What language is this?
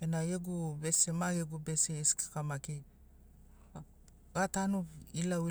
Sinaugoro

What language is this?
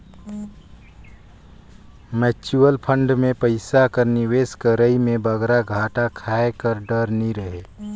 Chhattisgarhi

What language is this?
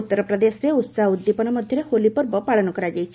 Odia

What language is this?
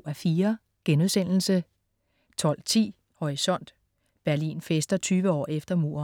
Danish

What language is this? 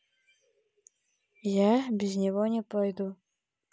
Russian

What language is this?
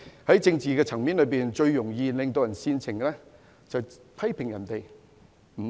Cantonese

